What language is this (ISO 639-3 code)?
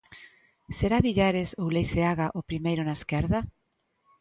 glg